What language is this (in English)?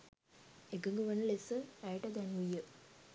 Sinhala